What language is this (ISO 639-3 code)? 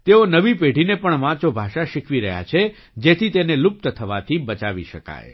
guj